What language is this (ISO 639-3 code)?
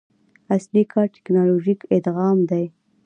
pus